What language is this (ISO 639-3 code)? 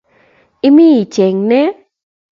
kln